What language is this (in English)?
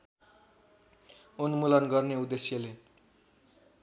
Nepali